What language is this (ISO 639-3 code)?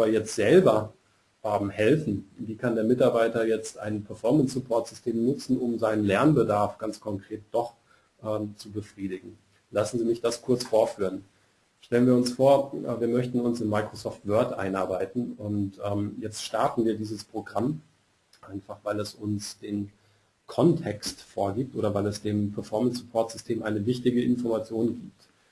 deu